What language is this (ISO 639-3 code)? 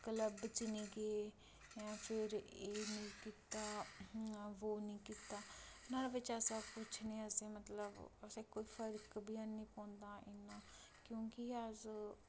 doi